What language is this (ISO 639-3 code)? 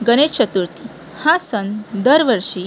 mar